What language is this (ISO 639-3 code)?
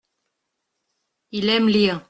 fra